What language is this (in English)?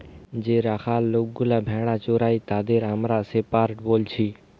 Bangla